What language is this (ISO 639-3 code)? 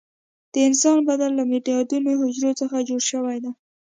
pus